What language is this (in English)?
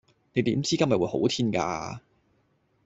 Cantonese